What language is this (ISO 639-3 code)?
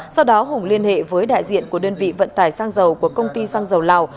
vie